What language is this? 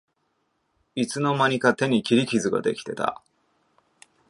Japanese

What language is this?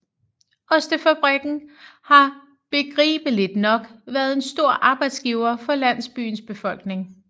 Danish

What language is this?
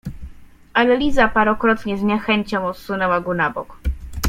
Polish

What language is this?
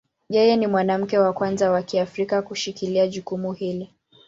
Swahili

